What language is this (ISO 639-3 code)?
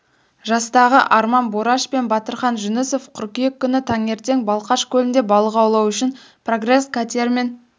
kaz